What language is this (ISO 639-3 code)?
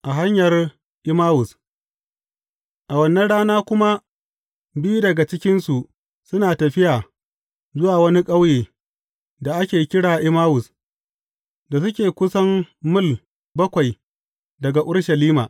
hau